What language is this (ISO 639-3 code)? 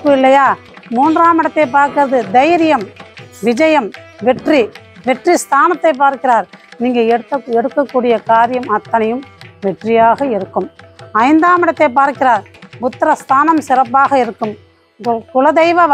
tam